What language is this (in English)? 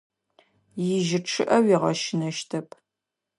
Adyghe